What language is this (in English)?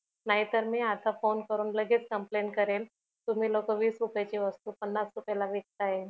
Marathi